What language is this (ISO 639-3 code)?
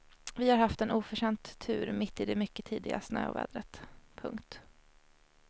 swe